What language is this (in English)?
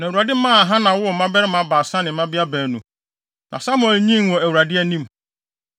Akan